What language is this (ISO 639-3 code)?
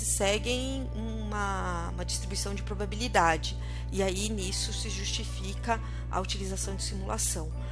por